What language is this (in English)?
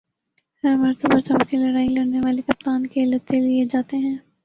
Urdu